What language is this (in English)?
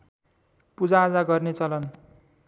Nepali